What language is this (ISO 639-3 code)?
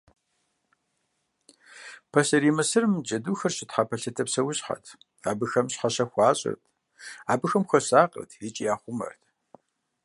kbd